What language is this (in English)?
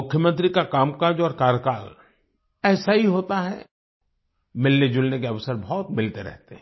Hindi